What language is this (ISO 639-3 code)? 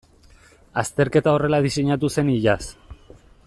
eus